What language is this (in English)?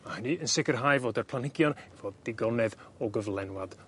Welsh